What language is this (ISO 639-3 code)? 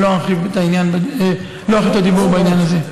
heb